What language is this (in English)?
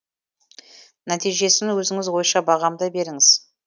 Kazakh